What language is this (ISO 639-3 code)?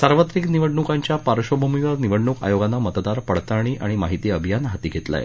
mar